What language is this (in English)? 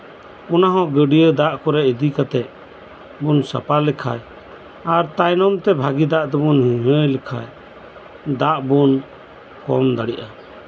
Santali